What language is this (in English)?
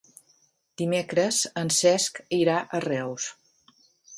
Catalan